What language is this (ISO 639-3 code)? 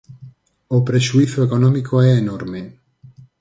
glg